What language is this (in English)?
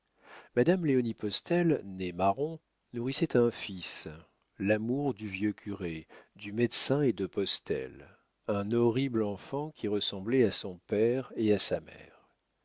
French